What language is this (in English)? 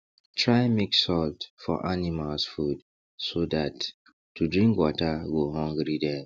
Nigerian Pidgin